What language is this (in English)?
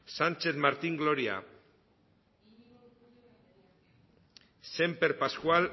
Basque